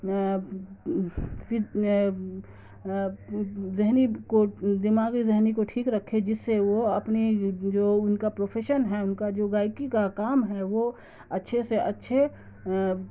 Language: Urdu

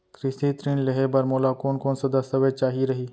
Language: Chhattisgarhi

